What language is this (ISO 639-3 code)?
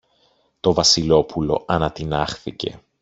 ell